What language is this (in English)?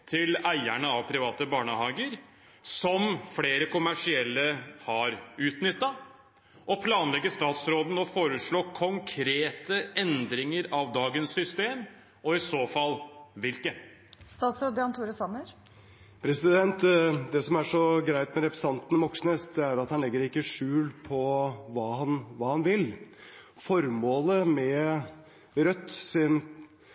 Norwegian Bokmål